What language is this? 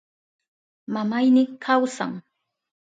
Southern Pastaza Quechua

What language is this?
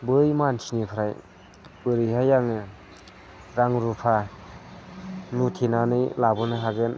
Bodo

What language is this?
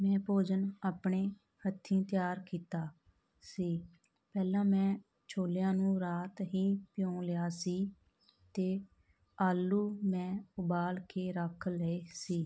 Punjabi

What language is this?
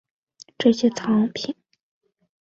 Chinese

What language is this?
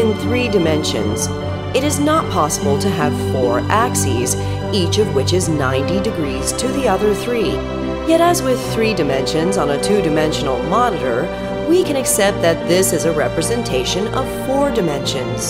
English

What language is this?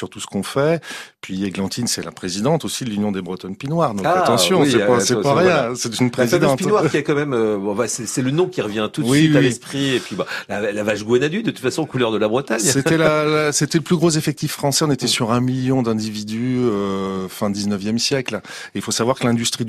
French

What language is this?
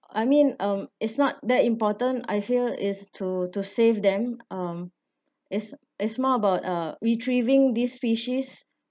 English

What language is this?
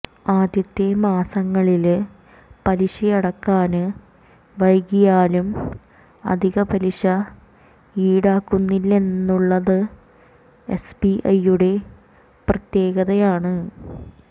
Malayalam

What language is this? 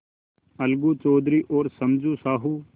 Hindi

